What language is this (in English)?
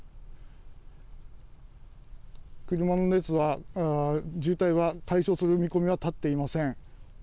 Japanese